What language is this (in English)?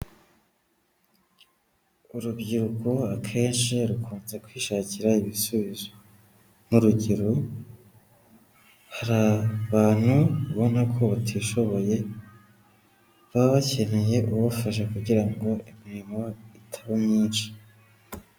Kinyarwanda